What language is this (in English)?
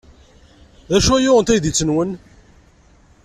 Kabyle